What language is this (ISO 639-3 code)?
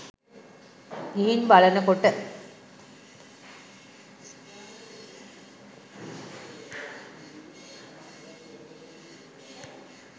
sin